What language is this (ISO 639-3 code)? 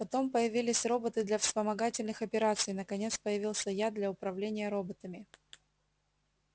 rus